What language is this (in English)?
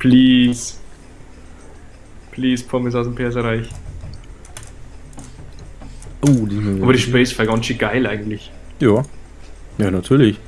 German